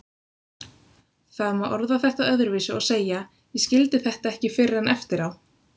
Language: Icelandic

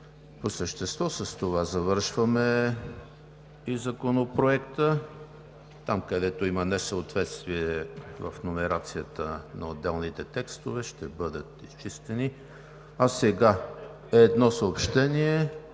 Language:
Bulgarian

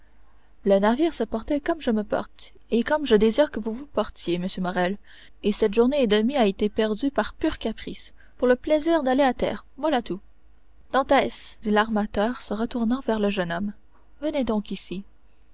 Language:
French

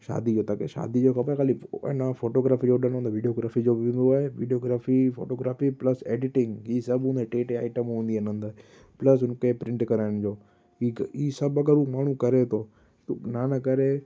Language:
Sindhi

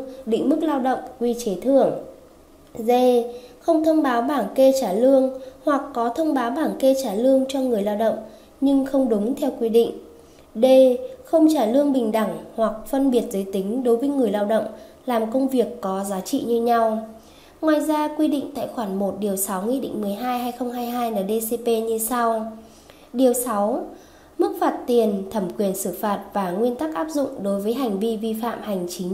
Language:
Vietnamese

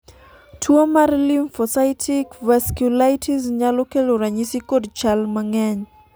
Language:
Luo (Kenya and Tanzania)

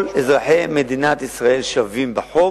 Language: Hebrew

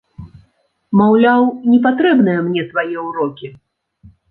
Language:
Belarusian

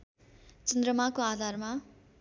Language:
Nepali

